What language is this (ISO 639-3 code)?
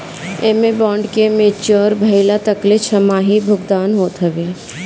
bho